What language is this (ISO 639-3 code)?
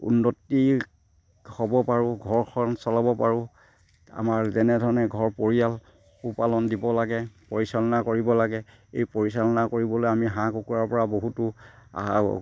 asm